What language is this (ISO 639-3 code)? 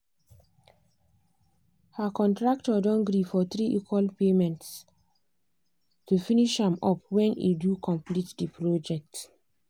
pcm